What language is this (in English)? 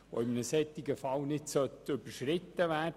Swiss German